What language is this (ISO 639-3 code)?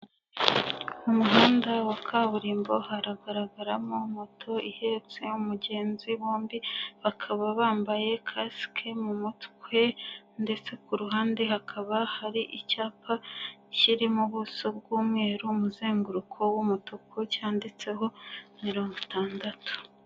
kin